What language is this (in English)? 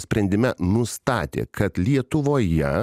Lithuanian